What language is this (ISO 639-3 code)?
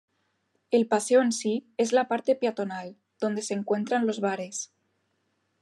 spa